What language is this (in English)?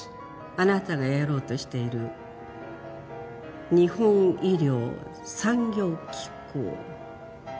Japanese